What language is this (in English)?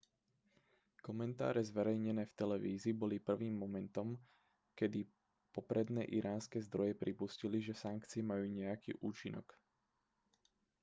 Slovak